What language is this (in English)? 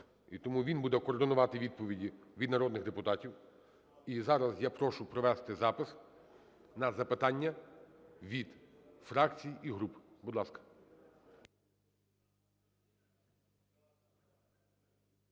Ukrainian